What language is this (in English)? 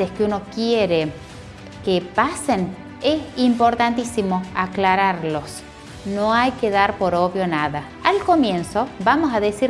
Spanish